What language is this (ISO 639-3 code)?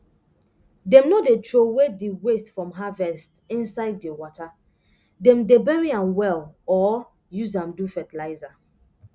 pcm